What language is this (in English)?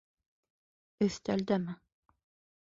Bashkir